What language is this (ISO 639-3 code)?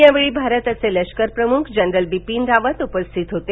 mar